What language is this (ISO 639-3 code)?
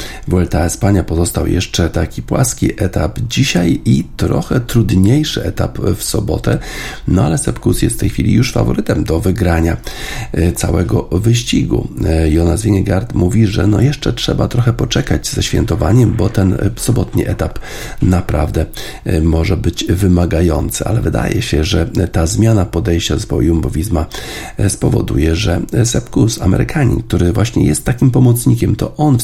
pol